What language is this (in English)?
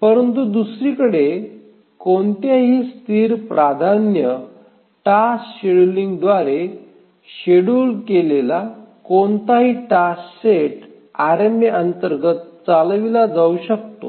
Marathi